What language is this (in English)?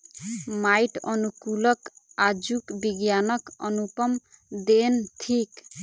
Maithili